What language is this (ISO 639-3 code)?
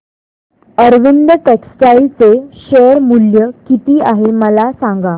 mar